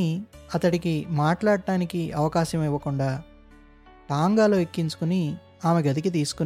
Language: Telugu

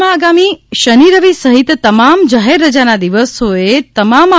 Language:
Gujarati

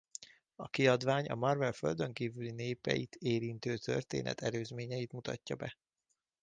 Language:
Hungarian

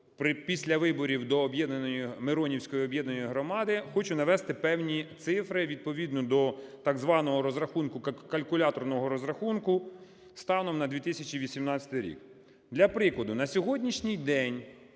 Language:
Ukrainian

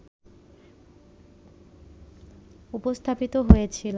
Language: Bangla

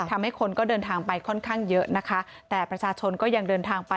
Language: Thai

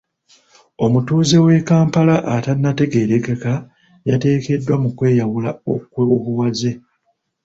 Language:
Ganda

